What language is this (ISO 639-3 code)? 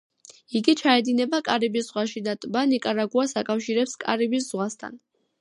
kat